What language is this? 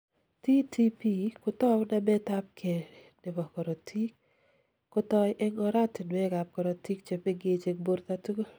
Kalenjin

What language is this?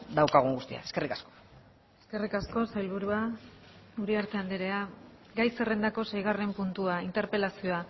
Basque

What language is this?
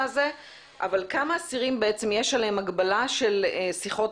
Hebrew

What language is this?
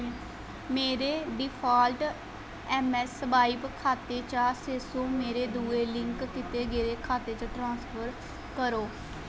Dogri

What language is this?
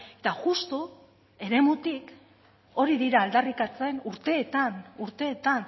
Basque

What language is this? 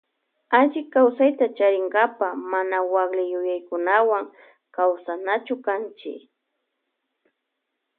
Loja Highland Quichua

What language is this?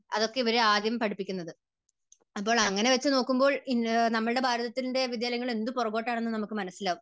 Malayalam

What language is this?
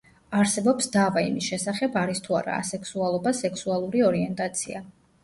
Georgian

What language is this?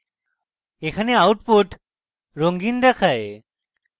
Bangla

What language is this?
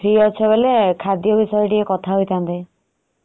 Odia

